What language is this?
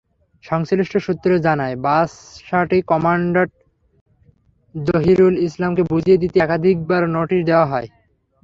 Bangla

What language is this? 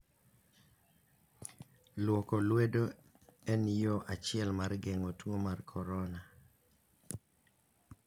Luo (Kenya and Tanzania)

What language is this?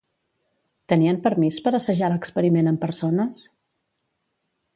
Catalan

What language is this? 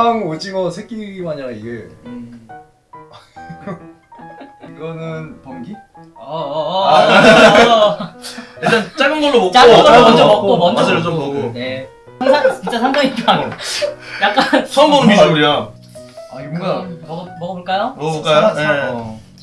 Korean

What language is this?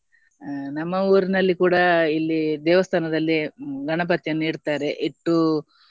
Kannada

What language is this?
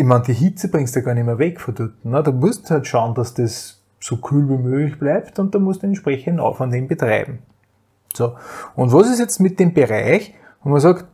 German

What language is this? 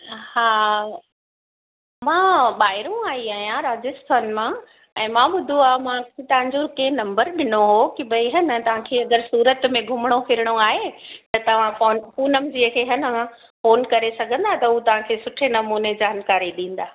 Sindhi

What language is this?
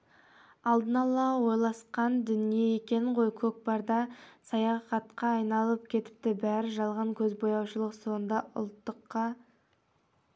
Kazakh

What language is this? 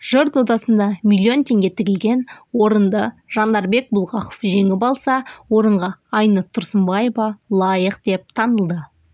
Kazakh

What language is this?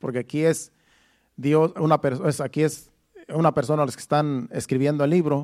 Spanish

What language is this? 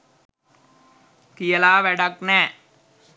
Sinhala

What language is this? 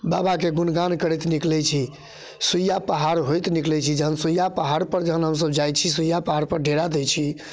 Maithili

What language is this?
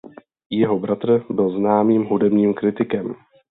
Czech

